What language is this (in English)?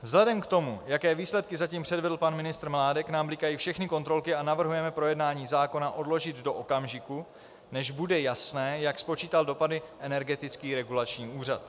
Czech